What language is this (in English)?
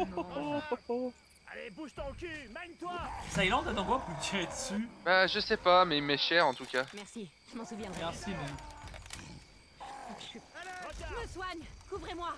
French